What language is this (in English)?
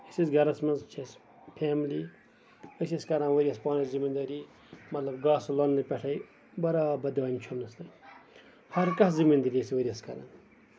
Kashmiri